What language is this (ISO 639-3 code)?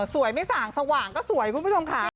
tha